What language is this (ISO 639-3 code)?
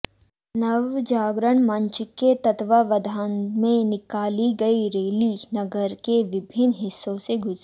hin